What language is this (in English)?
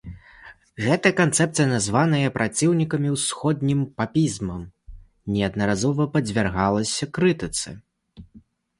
Belarusian